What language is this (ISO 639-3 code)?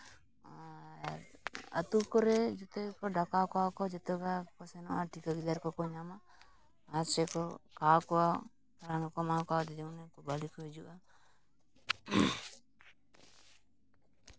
sat